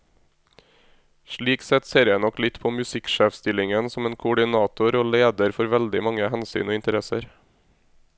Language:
Norwegian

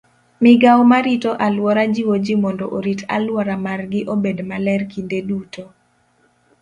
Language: Luo (Kenya and Tanzania)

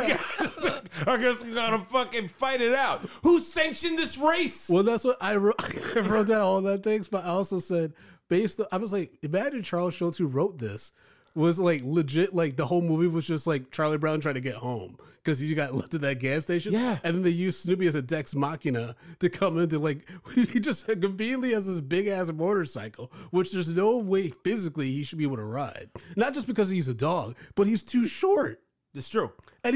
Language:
English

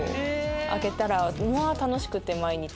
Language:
Japanese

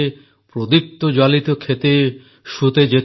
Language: Odia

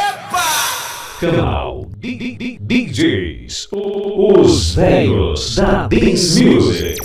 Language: Portuguese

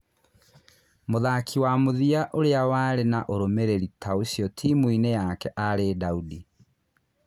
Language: Kikuyu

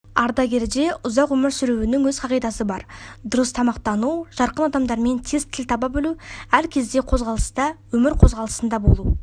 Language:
Kazakh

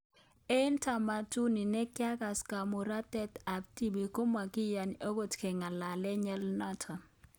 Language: Kalenjin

